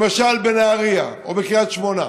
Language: Hebrew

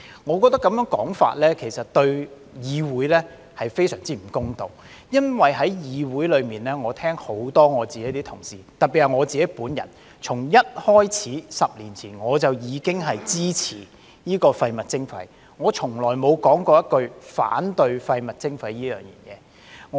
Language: Cantonese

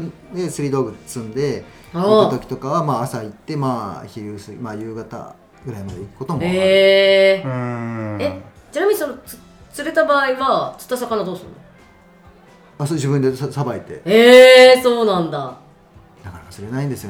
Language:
Japanese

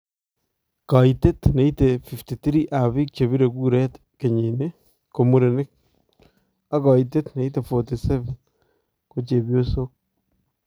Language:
Kalenjin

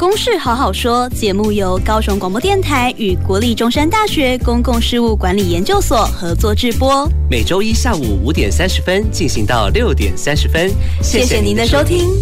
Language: Chinese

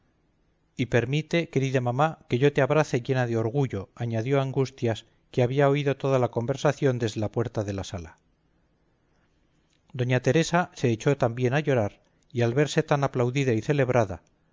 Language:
Spanish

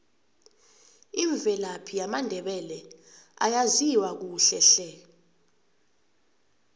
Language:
South Ndebele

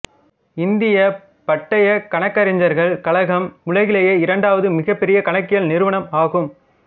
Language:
Tamil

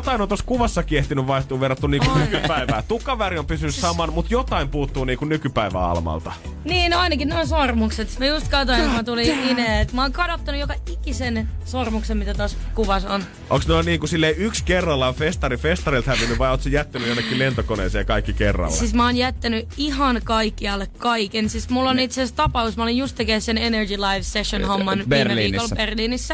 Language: Finnish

